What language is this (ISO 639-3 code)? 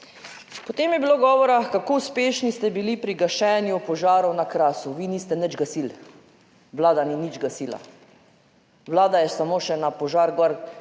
slv